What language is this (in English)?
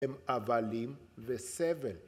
Hebrew